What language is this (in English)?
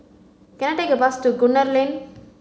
English